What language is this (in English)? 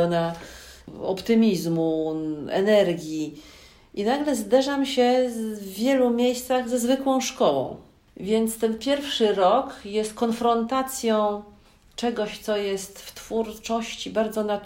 Polish